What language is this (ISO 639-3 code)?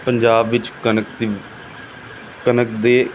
pan